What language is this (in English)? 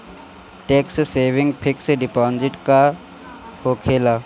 Bhojpuri